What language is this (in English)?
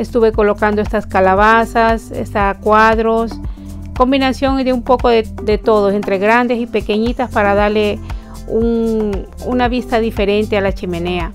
Spanish